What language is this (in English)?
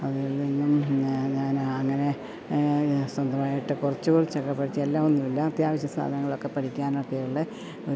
Malayalam